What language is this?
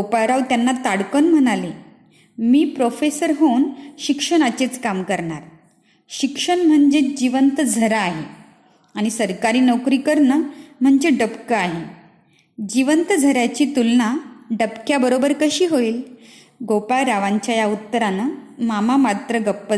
Marathi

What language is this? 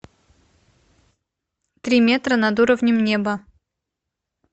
Russian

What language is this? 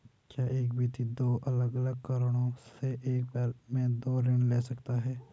Hindi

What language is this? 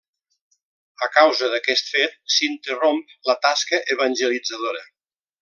Catalan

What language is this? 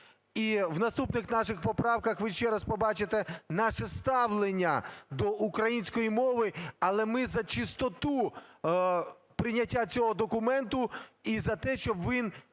Ukrainian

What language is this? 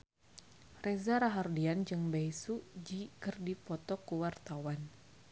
Sundanese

